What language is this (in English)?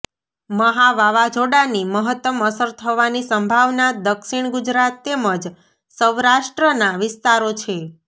Gujarati